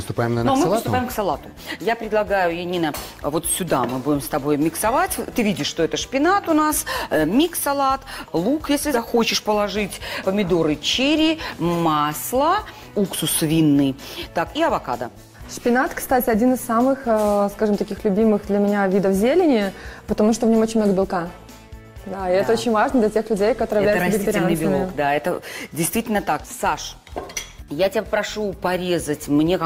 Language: Russian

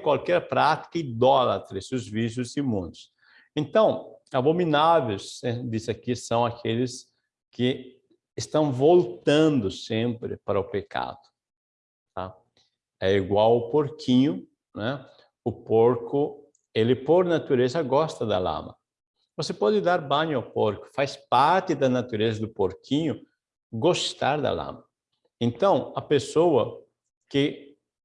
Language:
Portuguese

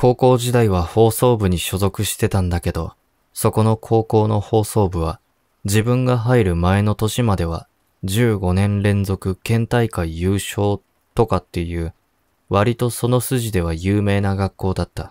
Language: Japanese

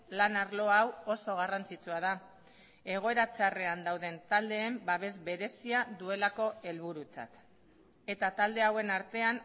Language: Basque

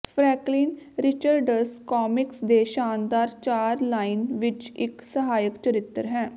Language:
Punjabi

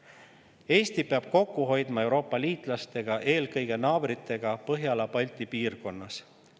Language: Estonian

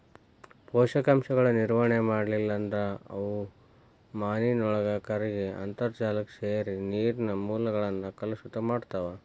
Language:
Kannada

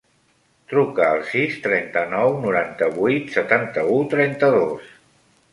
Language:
Catalan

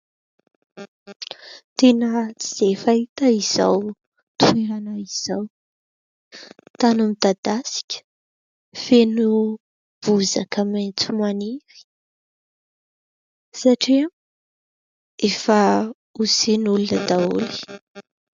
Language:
Malagasy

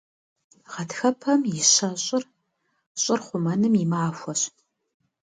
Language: Kabardian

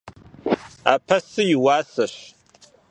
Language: Kabardian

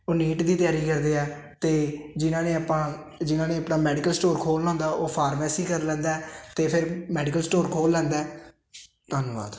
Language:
Punjabi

